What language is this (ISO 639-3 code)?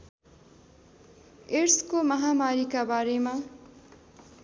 nep